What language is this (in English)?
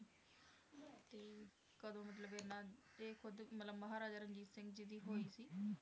Punjabi